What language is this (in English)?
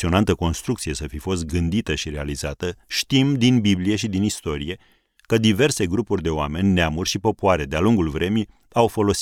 Romanian